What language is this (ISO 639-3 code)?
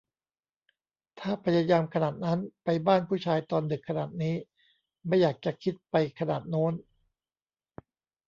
tha